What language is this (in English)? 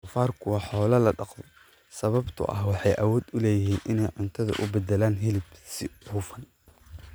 Somali